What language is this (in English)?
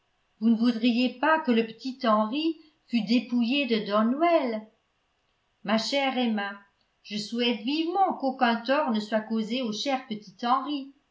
French